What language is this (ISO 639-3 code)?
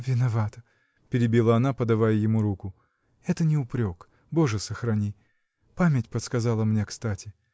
rus